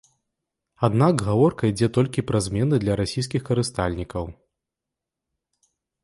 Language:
Belarusian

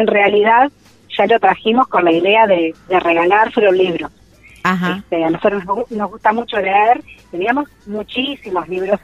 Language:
Spanish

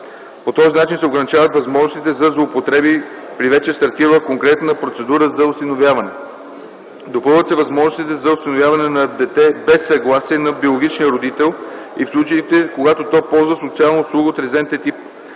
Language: Bulgarian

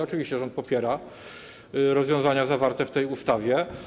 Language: Polish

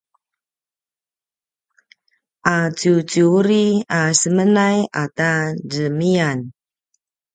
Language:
Paiwan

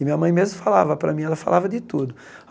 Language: Portuguese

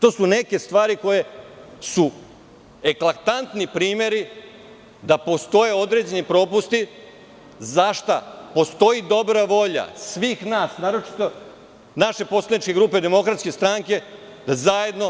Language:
Serbian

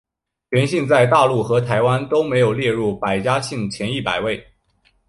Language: Chinese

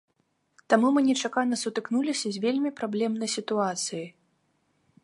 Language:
Belarusian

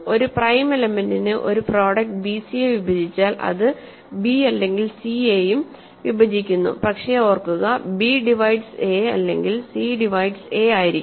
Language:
Malayalam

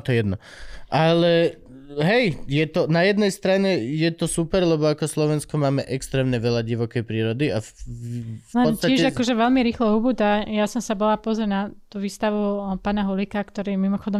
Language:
Slovak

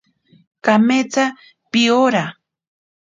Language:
Ashéninka Perené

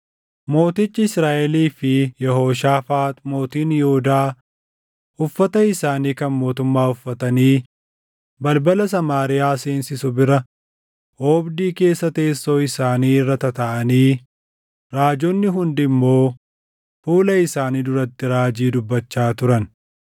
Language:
Oromo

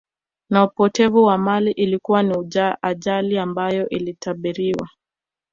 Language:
Swahili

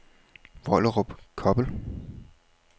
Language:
Danish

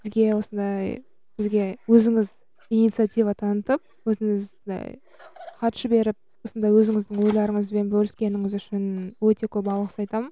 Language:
Kazakh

